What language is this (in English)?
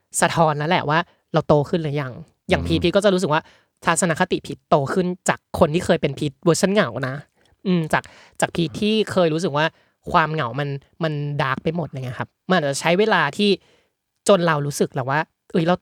Thai